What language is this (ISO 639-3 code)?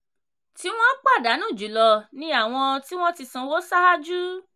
yor